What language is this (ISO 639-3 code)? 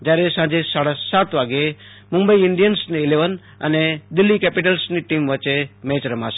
guj